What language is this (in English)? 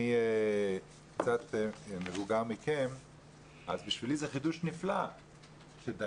Hebrew